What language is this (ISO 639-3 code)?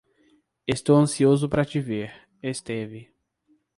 por